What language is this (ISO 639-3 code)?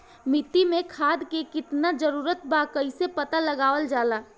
bho